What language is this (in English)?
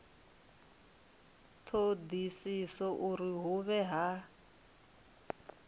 Venda